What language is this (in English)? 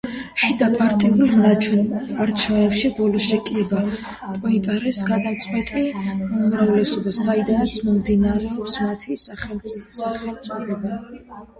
Georgian